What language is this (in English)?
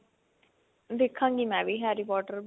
Punjabi